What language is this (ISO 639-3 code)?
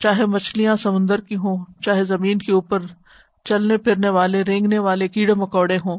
urd